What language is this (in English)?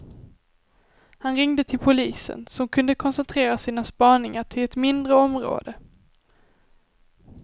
Swedish